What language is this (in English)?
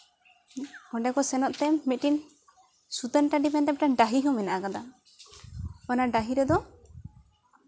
Santali